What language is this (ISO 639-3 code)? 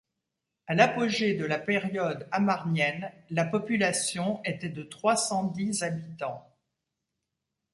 fra